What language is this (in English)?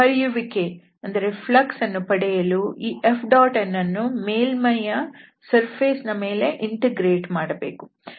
Kannada